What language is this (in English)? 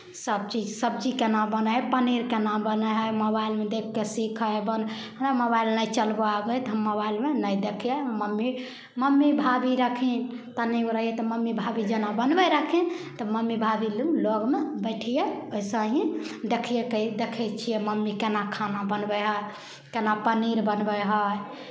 Maithili